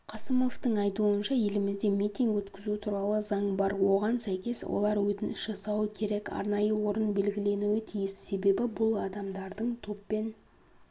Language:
Kazakh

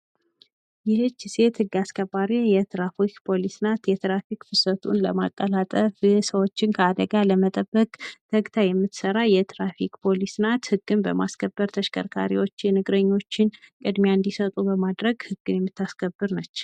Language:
Amharic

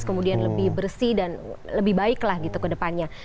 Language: Indonesian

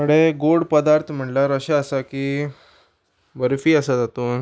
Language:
Konkani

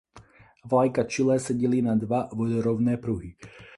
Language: Czech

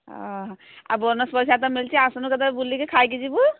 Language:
Odia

